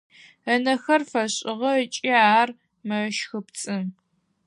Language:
Adyghe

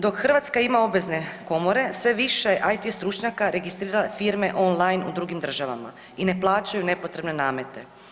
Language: Croatian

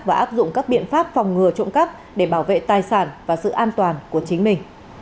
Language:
Vietnamese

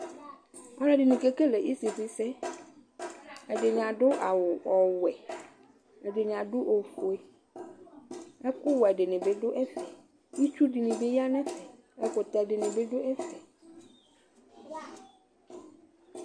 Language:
Ikposo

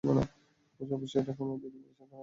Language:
Bangla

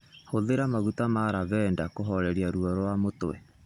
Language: Kikuyu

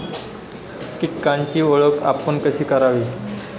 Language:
Marathi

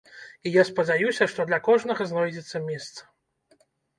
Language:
Belarusian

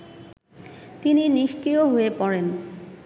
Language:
Bangla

